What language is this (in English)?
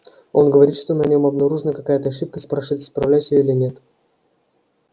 Russian